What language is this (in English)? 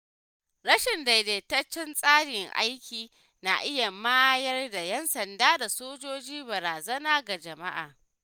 Hausa